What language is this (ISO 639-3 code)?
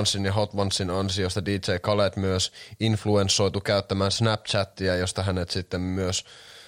fin